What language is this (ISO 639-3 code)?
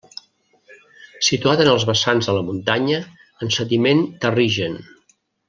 cat